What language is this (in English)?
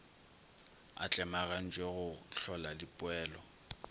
Northern Sotho